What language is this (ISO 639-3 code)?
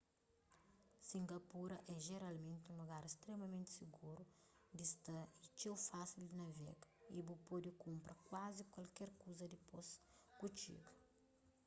kea